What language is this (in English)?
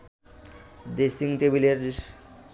Bangla